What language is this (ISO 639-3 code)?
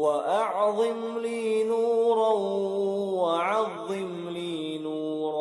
ara